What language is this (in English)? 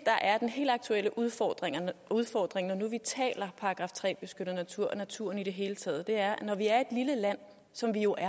Danish